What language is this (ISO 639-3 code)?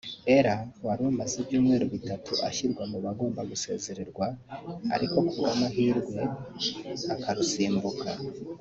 kin